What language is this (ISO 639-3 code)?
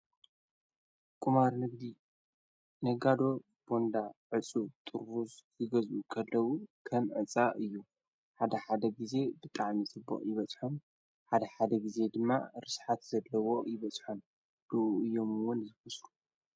tir